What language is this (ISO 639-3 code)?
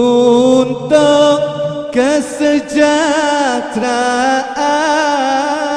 ind